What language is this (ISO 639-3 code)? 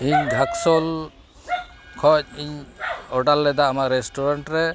sat